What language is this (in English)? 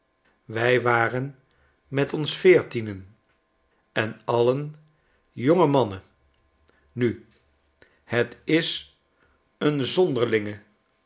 Dutch